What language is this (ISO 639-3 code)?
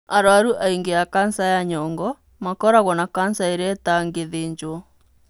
kik